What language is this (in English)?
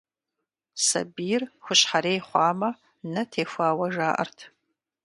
Kabardian